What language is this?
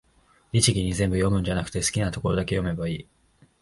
Japanese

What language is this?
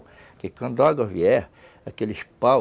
Portuguese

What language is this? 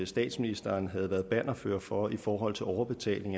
Danish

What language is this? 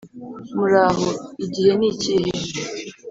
Kinyarwanda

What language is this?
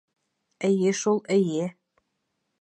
Bashkir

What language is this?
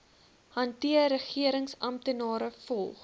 Afrikaans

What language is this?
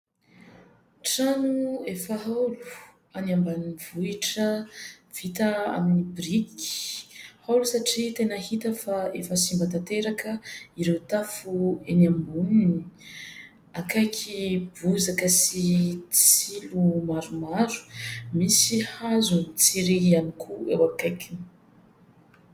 Malagasy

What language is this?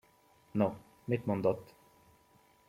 Hungarian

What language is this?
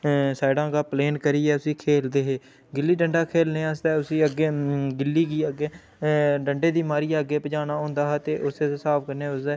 Dogri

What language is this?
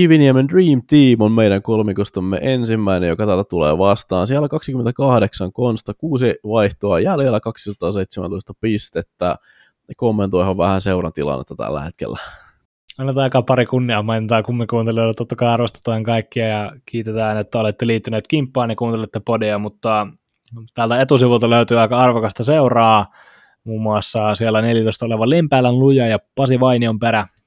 Finnish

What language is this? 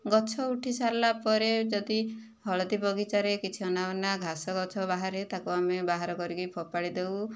Odia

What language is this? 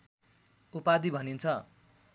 Nepali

